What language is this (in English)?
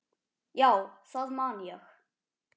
Icelandic